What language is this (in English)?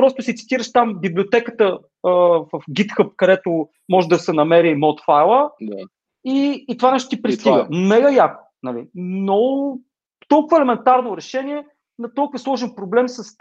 Bulgarian